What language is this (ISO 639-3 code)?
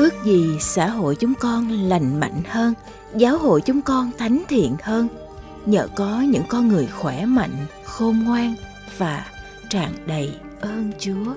vie